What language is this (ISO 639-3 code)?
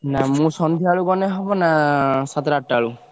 ori